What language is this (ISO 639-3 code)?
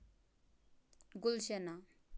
kas